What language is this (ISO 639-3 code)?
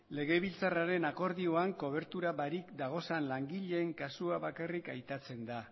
eus